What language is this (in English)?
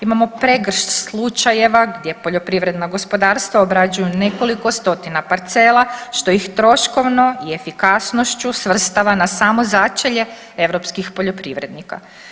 Croatian